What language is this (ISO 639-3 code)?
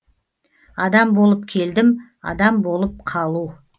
kaz